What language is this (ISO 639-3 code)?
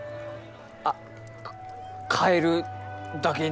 jpn